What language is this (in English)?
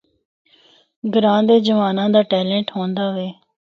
Northern Hindko